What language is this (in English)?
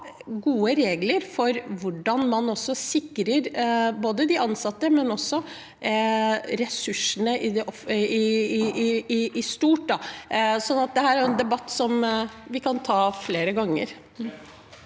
Norwegian